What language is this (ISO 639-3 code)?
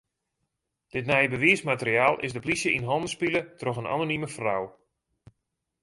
fry